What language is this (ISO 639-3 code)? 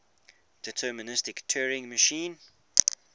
eng